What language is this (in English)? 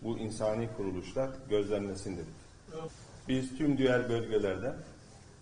Turkish